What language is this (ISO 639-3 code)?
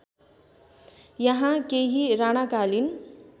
nep